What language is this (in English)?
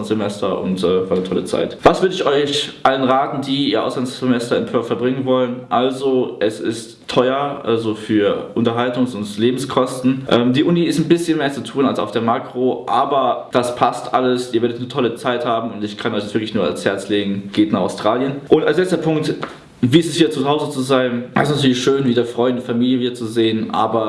German